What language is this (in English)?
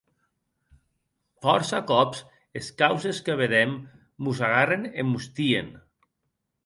Occitan